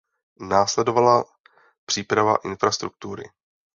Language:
Czech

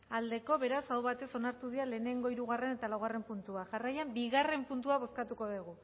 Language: Basque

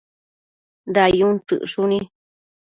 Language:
Matsés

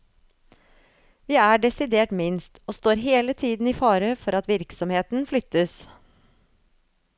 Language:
Norwegian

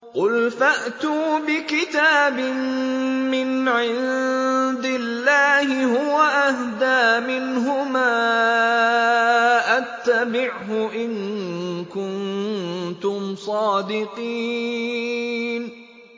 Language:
Arabic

